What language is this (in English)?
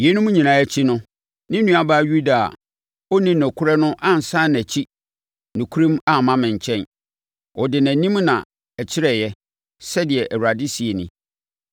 Akan